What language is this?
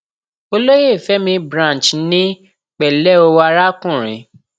Yoruba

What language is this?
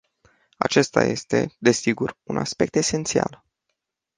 Romanian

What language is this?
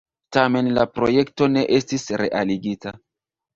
Esperanto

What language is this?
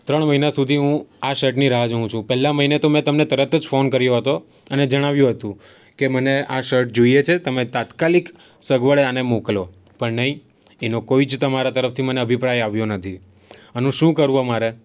Gujarati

